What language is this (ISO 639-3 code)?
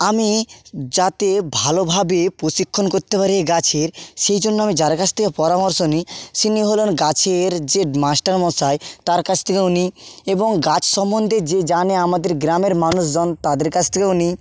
ben